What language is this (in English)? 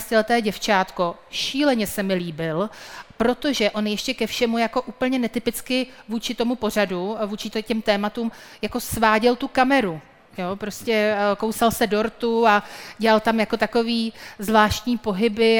Czech